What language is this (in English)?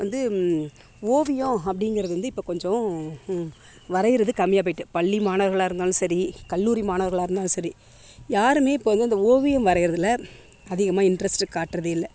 Tamil